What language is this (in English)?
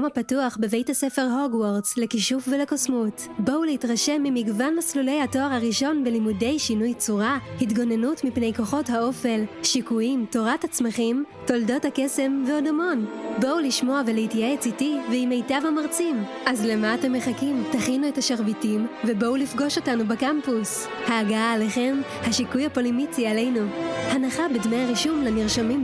Hebrew